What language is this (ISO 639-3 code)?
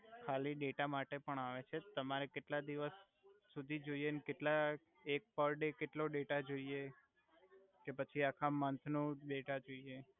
guj